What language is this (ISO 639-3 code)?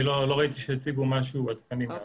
heb